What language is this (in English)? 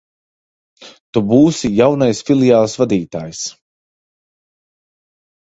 Latvian